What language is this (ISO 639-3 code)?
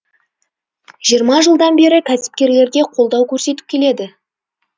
kaz